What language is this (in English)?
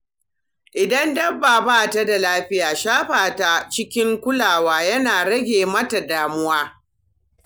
Hausa